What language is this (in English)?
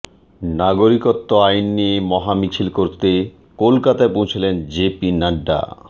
Bangla